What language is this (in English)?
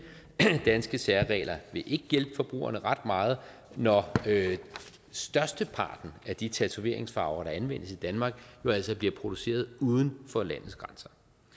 Danish